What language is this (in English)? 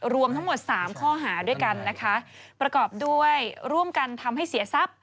Thai